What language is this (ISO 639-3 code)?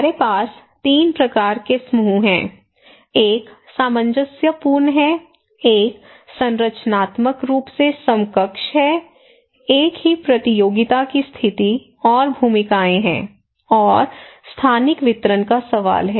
hin